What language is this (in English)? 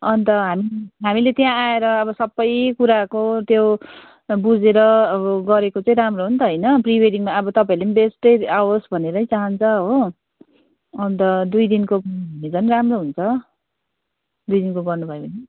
Nepali